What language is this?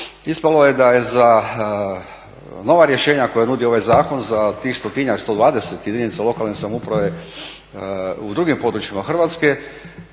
Croatian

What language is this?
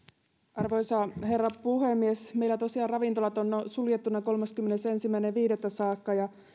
Finnish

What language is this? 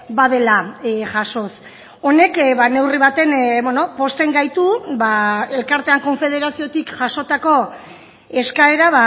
Basque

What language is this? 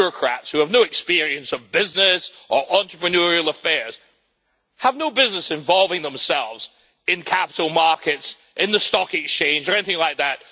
English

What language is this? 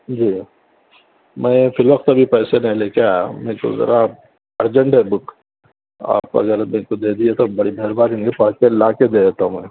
Urdu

